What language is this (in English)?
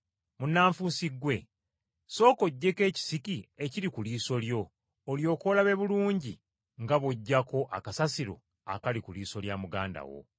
Ganda